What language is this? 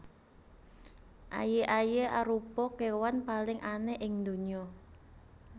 Javanese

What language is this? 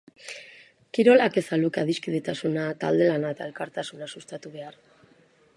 Basque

